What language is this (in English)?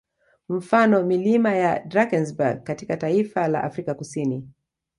Swahili